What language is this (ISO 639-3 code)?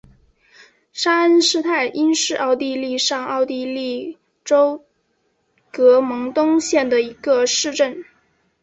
zho